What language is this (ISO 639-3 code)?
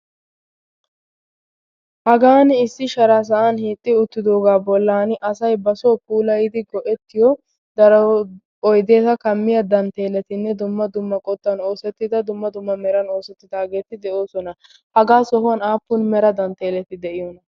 wal